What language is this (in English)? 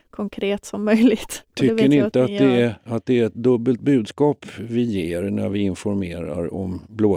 Swedish